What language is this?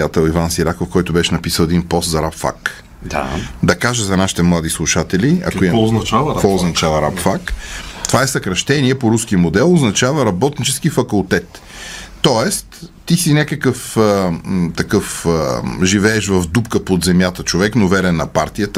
Bulgarian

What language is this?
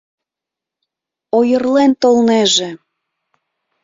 Mari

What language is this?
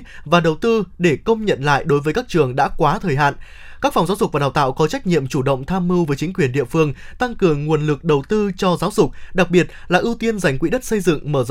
Vietnamese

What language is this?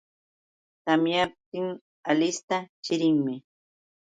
Yauyos Quechua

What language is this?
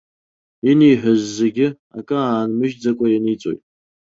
Abkhazian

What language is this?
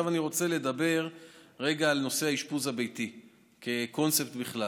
Hebrew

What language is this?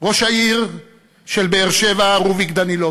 Hebrew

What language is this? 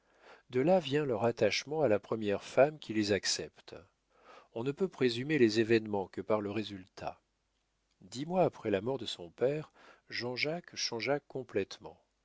French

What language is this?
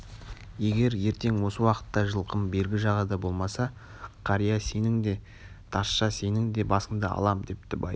Kazakh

